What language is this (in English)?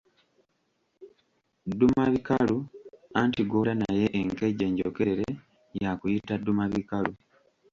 Ganda